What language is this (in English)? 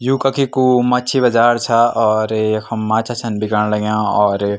Garhwali